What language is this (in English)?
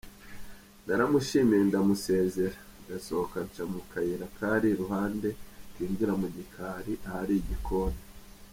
Kinyarwanda